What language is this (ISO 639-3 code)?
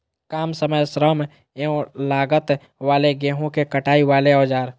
mag